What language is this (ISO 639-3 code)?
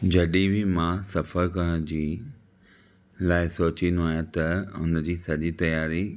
snd